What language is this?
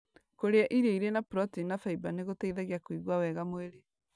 Kikuyu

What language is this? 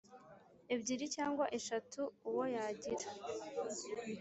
Kinyarwanda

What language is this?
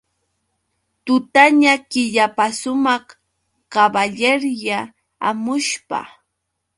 Yauyos Quechua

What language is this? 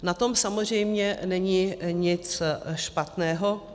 Czech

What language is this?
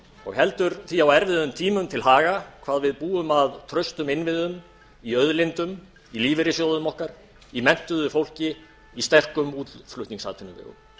Icelandic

